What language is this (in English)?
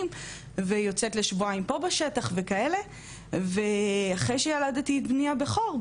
Hebrew